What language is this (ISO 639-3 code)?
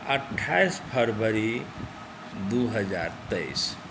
mai